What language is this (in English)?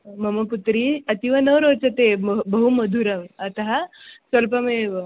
Sanskrit